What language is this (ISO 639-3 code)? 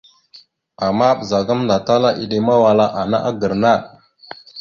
mxu